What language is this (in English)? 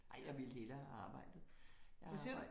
Danish